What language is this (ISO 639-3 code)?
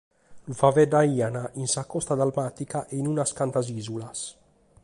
srd